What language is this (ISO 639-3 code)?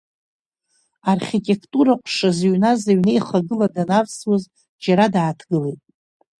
abk